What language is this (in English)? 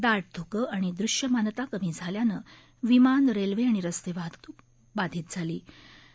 Marathi